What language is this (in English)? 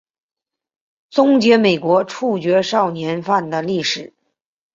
Chinese